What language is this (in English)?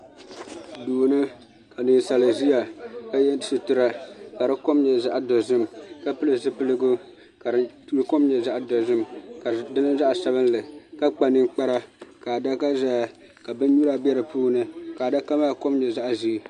Dagbani